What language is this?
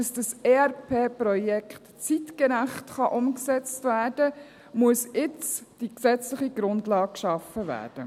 Swiss German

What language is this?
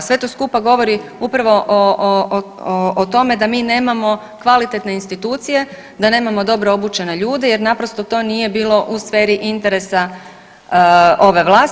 Croatian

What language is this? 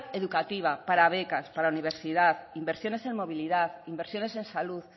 Spanish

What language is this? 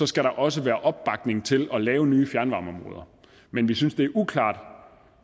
Danish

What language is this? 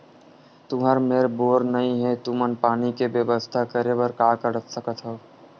Chhattisgarhi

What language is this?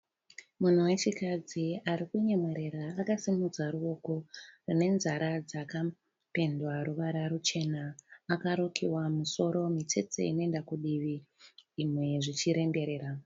Shona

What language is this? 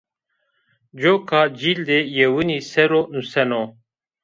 Zaza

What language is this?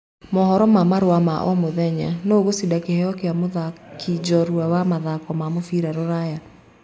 Kikuyu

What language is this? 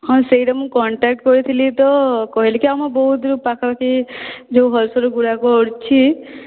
Odia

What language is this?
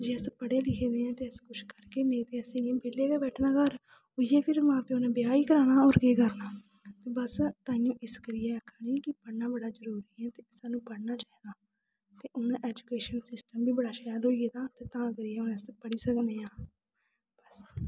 Dogri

